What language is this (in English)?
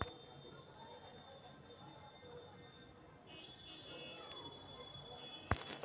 Magahi